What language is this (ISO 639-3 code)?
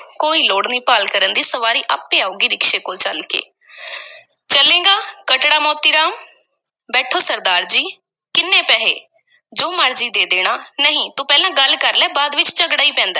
pan